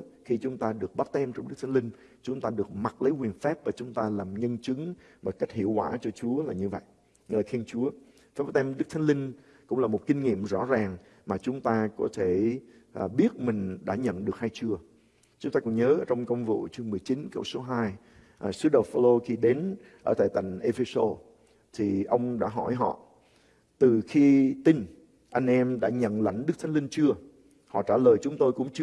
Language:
Vietnamese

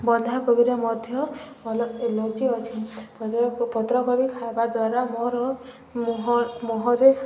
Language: Odia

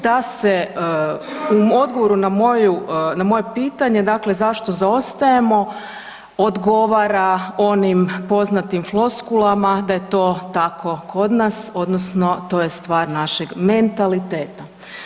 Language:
Croatian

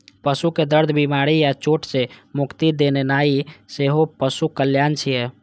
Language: Maithili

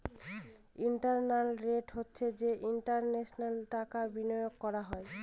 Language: Bangla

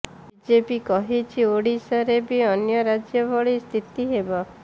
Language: Odia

